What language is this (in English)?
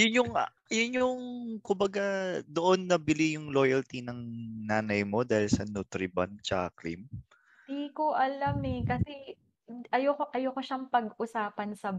Filipino